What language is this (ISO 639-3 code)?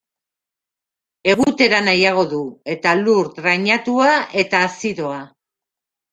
eus